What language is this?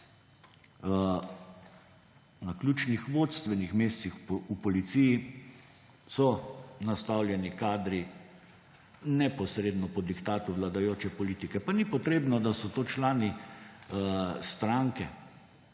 Slovenian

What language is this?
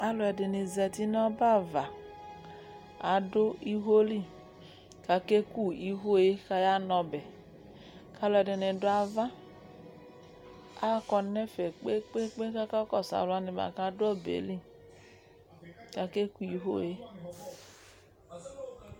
Ikposo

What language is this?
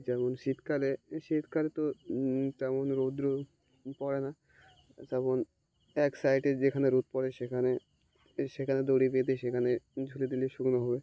Bangla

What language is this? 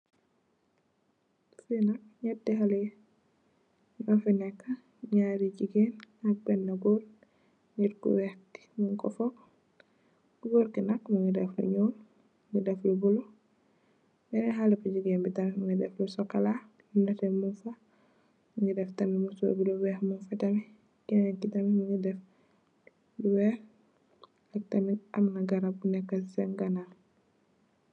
Wolof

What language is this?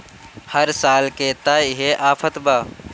Bhojpuri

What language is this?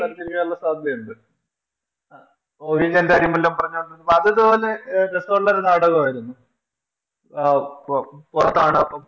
Malayalam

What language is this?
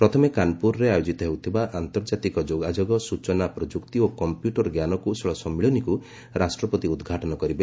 Odia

